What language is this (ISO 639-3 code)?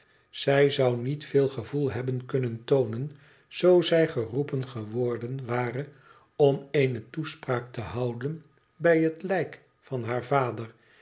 nld